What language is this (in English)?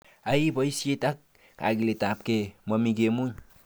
Kalenjin